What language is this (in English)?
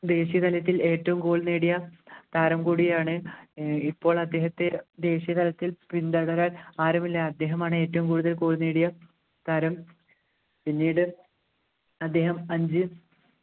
Malayalam